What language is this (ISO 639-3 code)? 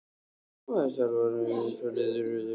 isl